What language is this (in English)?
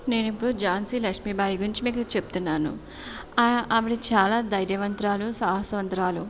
Telugu